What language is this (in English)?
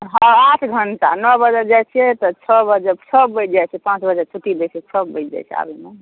Maithili